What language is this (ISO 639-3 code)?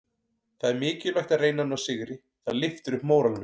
isl